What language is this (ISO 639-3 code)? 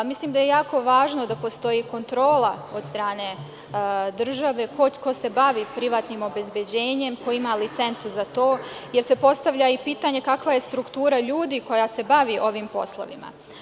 srp